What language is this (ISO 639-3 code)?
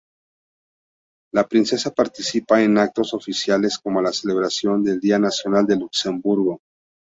spa